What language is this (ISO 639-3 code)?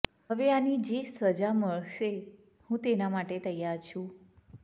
guj